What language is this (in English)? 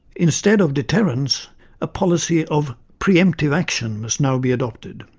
English